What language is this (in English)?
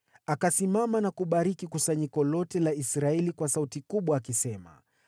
Swahili